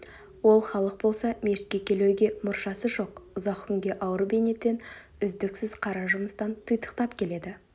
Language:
Kazakh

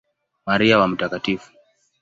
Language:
Swahili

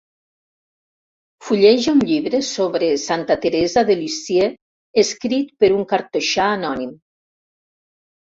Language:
Catalan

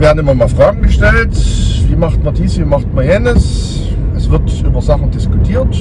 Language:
German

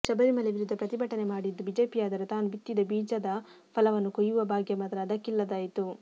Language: Kannada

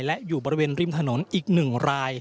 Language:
Thai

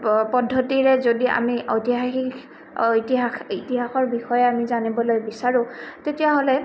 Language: Assamese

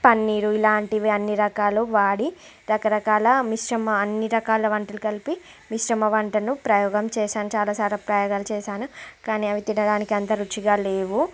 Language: Telugu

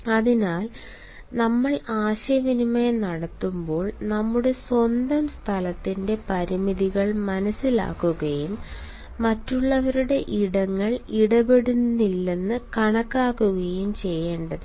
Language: Malayalam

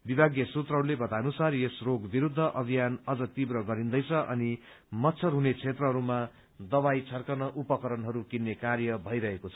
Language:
Nepali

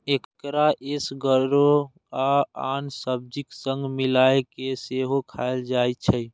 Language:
Maithili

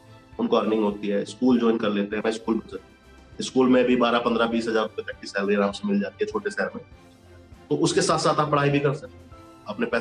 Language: Hindi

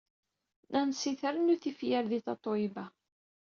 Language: Kabyle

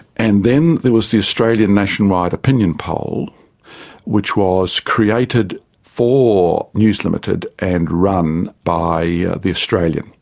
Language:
English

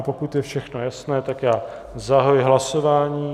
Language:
Czech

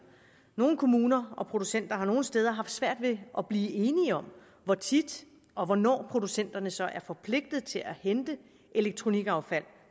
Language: Danish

